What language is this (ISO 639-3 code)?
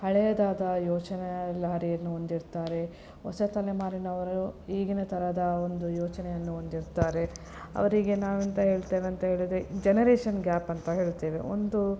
kan